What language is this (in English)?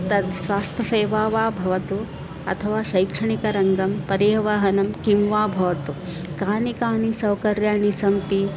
Sanskrit